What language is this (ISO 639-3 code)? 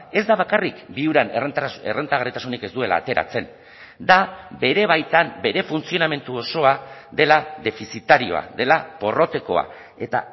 eus